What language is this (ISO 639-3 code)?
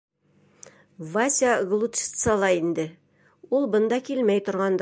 bak